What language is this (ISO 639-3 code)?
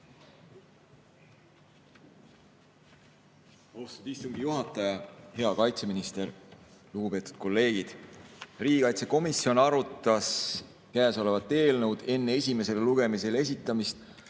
est